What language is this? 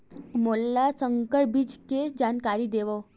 Chhattisgarhi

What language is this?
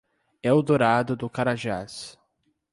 Portuguese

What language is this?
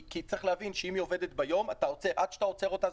Hebrew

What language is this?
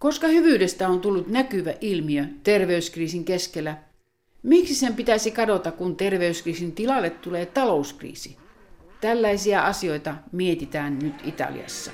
Finnish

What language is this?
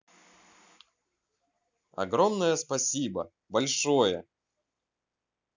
Russian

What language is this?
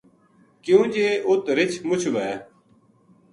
Gujari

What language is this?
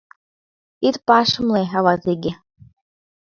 Mari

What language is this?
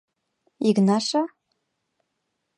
Mari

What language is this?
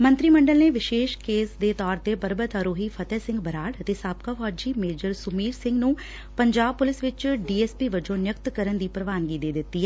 Punjabi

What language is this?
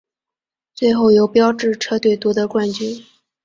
Chinese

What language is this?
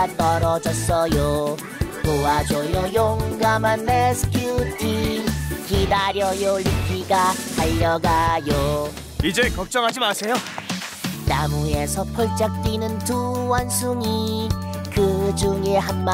Korean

